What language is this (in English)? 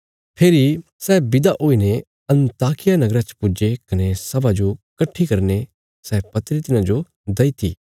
Bilaspuri